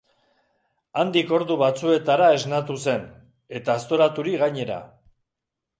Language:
Basque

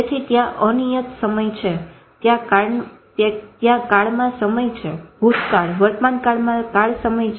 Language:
Gujarati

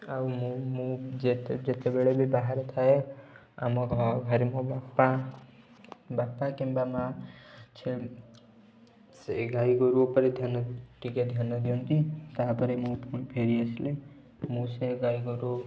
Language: Odia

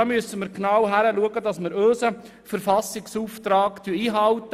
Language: Swiss German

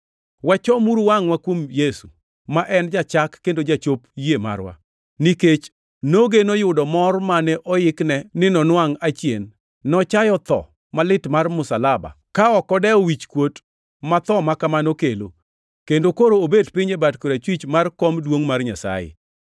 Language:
Luo (Kenya and Tanzania)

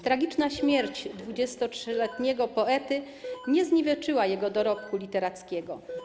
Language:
Polish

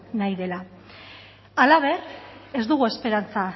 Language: Basque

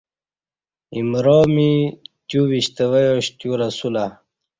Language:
Kati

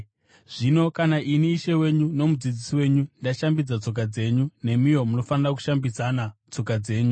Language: Shona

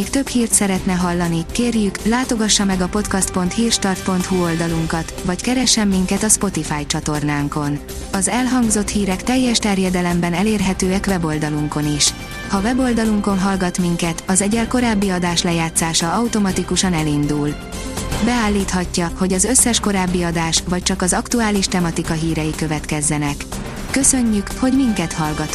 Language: Hungarian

